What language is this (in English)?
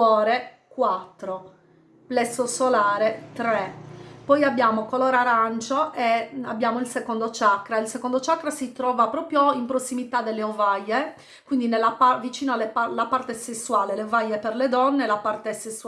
Italian